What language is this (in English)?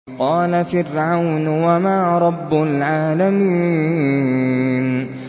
Arabic